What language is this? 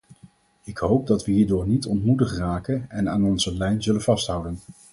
Dutch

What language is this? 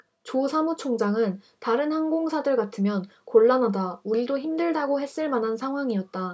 Korean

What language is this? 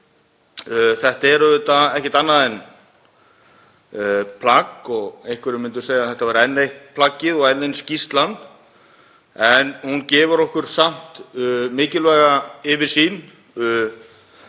Icelandic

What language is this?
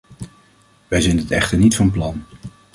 Dutch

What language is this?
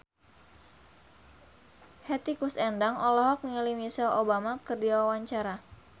Sundanese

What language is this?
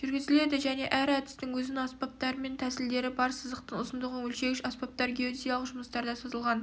Kazakh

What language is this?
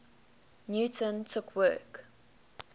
English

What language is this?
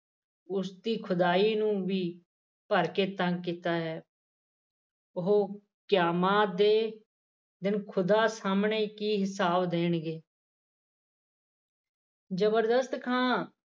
Punjabi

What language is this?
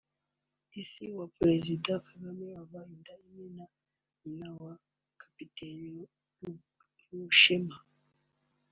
Kinyarwanda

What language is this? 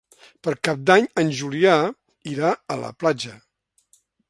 Catalan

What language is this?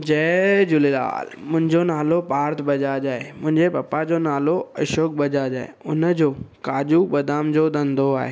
Sindhi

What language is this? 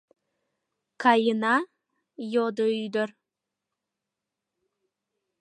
Mari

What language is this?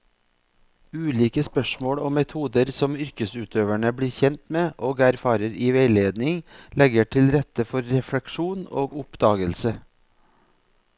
Norwegian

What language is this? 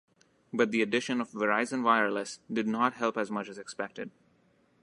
English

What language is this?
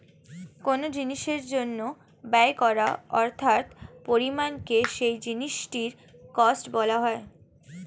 Bangla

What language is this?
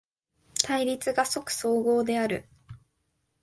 Japanese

